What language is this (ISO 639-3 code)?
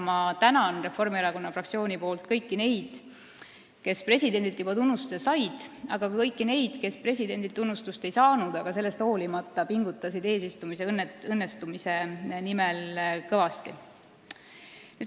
est